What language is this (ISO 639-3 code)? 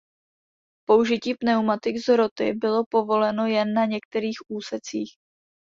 ces